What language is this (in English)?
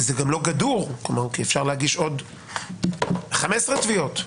Hebrew